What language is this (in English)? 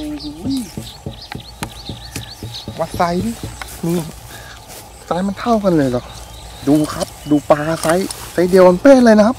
Thai